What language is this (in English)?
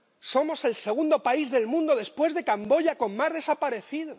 Spanish